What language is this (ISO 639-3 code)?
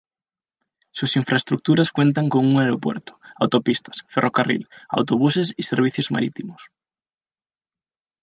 spa